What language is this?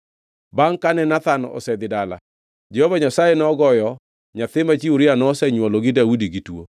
Luo (Kenya and Tanzania)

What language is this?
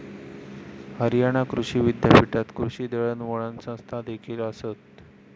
Marathi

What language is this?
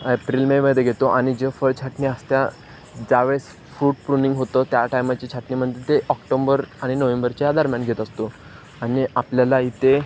Marathi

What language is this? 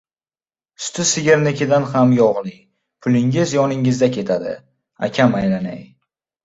Uzbek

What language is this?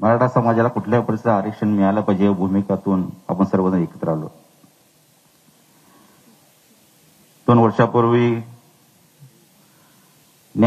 Indonesian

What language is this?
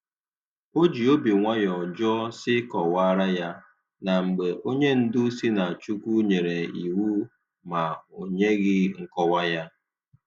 Igbo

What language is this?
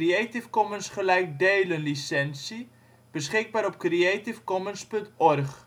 Dutch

